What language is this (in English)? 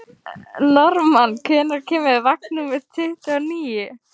Icelandic